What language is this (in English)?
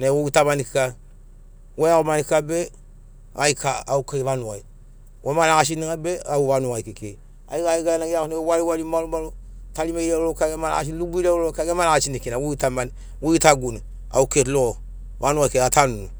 Sinaugoro